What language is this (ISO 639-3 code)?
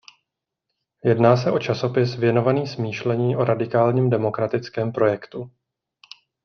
ces